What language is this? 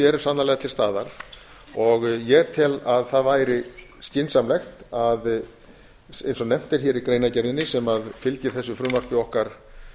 Icelandic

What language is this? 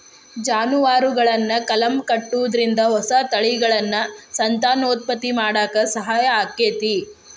Kannada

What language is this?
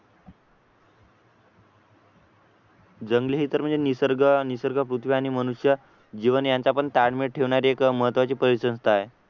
Marathi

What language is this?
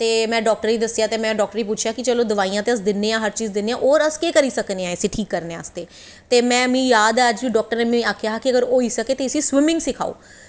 Dogri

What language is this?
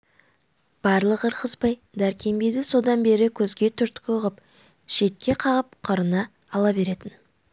Kazakh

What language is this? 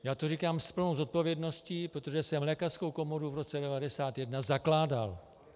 Czech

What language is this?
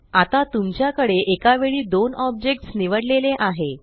Marathi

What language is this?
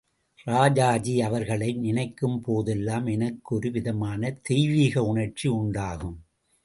Tamil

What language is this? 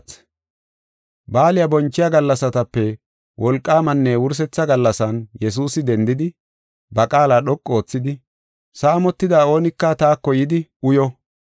Gofa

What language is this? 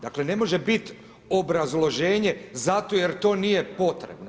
Croatian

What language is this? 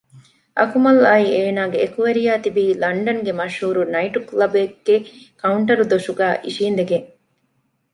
Divehi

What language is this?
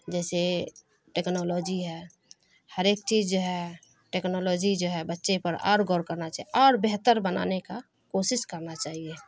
Urdu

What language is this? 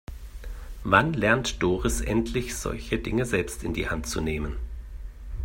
German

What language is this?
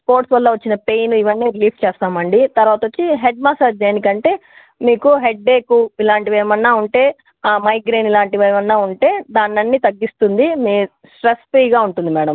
Telugu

